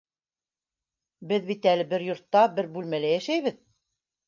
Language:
Bashkir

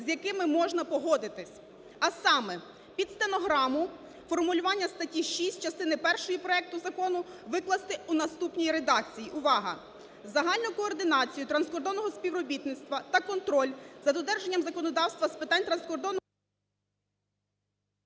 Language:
Ukrainian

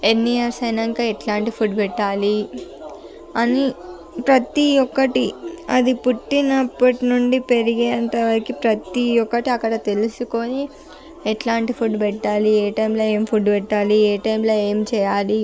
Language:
Telugu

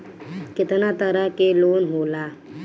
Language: Bhojpuri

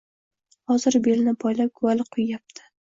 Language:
Uzbek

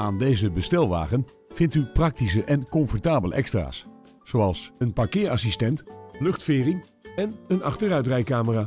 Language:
Dutch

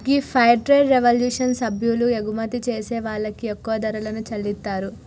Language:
Telugu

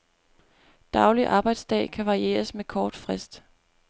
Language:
Danish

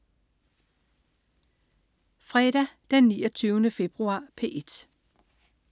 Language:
Danish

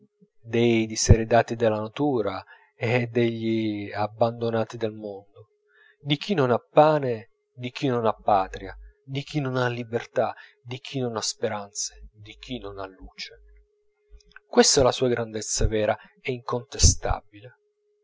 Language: Italian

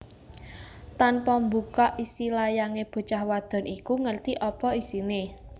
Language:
Javanese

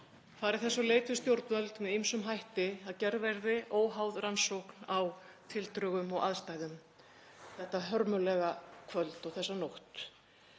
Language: Icelandic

